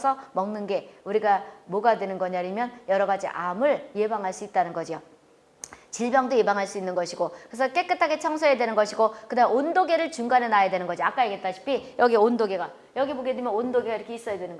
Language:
Korean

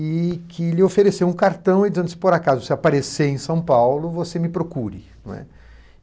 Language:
Portuguese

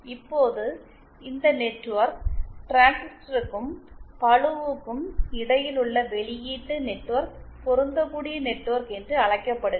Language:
Tamil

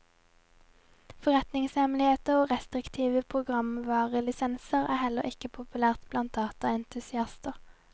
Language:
Norwegian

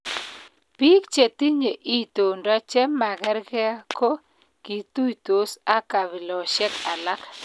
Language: Kalenjin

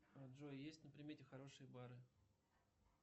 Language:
Russian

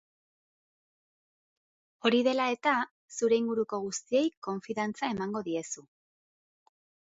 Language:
Basque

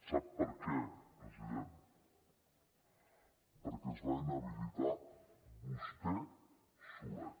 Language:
Catalan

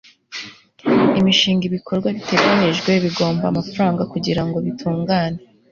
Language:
Kinyarwanda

